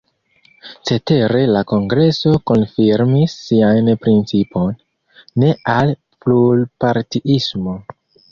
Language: Esperanto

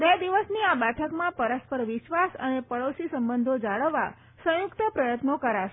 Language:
Gujarati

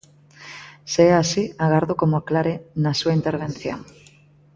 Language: Galician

